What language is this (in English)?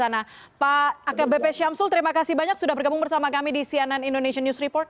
Indonesian